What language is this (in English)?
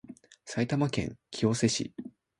Japanese